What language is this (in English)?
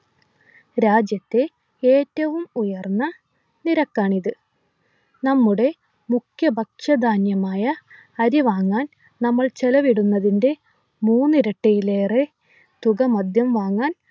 Malayalam